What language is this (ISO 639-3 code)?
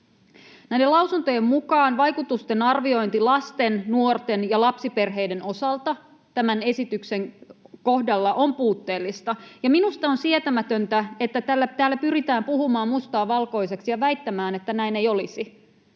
fin